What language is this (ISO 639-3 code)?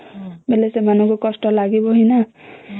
ori